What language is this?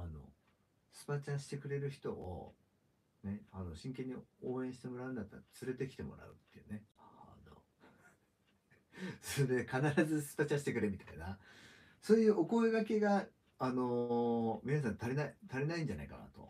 Japanese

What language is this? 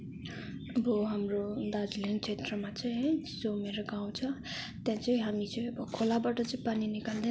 Nepali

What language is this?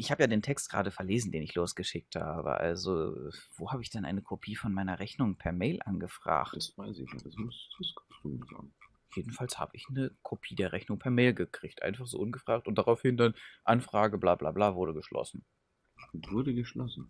German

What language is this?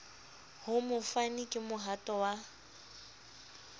Southern Sotho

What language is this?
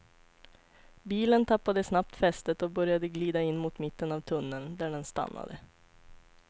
Swedish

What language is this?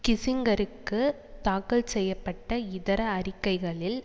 Tamil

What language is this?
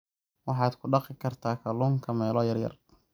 Somali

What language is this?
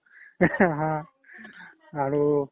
Assamese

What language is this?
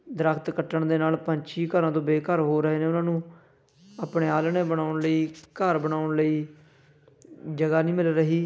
Punjabi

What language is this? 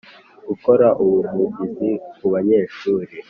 Kinyarwanda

